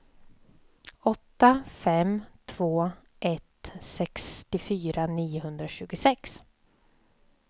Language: Swedish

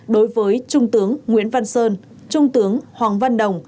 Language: Vietnamese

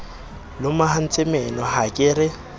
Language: Southern Sotho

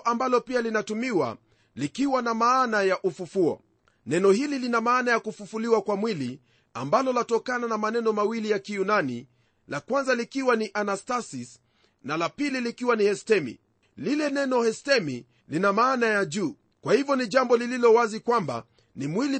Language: Swahili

